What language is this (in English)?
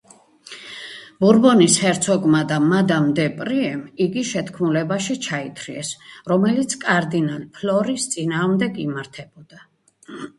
Georgian